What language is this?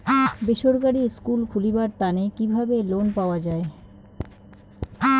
Bangla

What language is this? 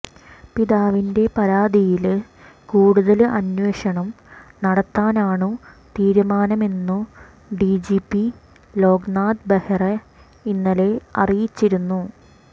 Malayalam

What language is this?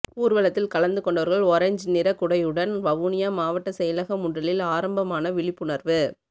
Tamil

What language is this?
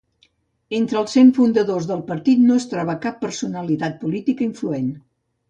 Catalan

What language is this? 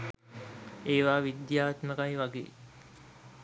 Sinhala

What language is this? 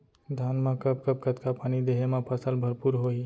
Chhattisgarhi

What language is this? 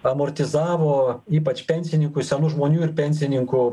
Lithuanian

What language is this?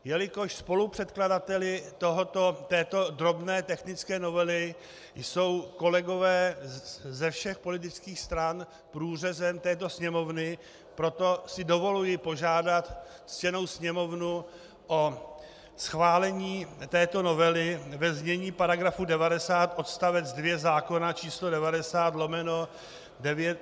Czech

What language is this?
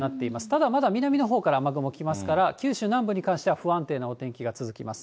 Japanese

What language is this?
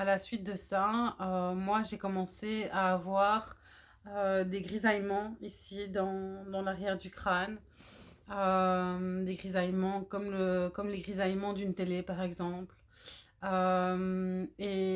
French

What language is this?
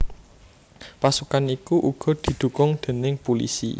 Javanese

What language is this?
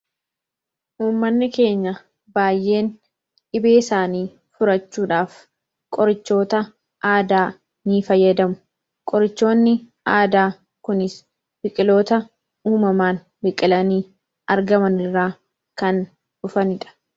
Oromo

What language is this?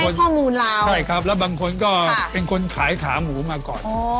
Thai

